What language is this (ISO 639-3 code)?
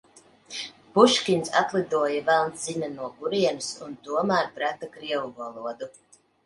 lav